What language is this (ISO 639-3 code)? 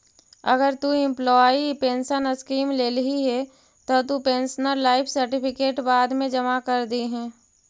mag